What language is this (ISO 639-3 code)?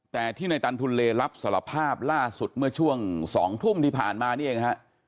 tha